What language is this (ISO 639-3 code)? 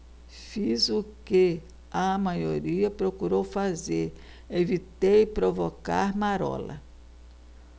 por